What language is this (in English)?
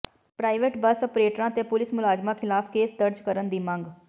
Punjabi